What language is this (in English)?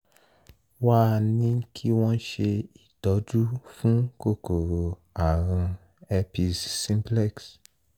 Yoruba